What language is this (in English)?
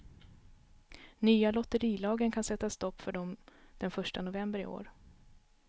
Swedish